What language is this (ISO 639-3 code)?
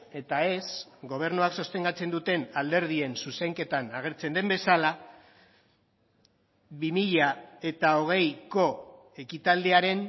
eus